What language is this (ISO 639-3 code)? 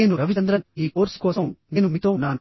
tel